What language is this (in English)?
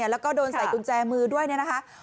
Thai